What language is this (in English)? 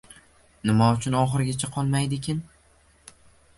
Uzbek